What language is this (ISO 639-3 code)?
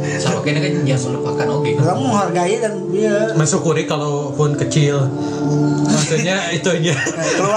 ind